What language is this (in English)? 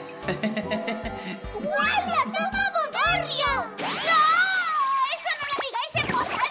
Spanish